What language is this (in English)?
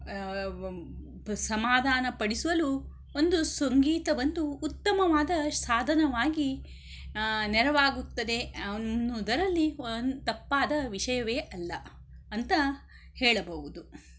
Kannada